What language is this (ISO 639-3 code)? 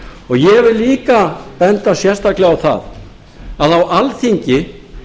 isl